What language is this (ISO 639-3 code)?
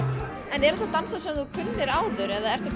isl